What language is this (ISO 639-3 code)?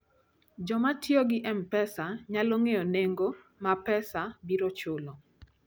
luo